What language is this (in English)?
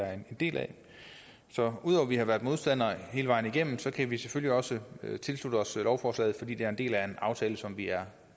Danish